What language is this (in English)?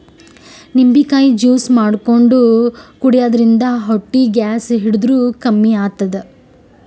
Kannada